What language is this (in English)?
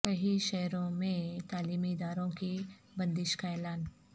Urdu